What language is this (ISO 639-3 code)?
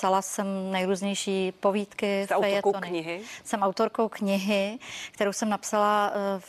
ces